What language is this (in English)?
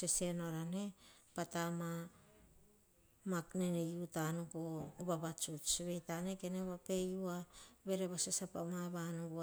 Hahon